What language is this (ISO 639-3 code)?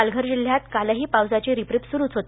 mar